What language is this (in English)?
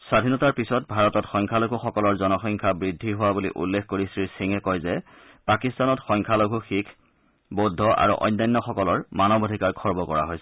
Assamese